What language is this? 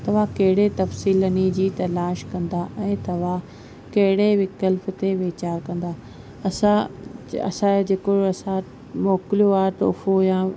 Sindhi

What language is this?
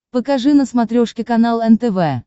Russian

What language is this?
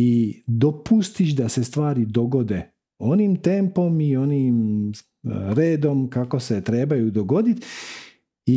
Croatian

